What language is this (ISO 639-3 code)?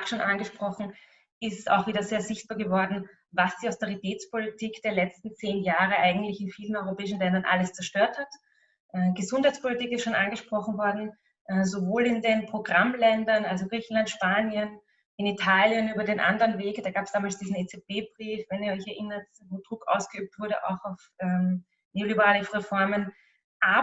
deu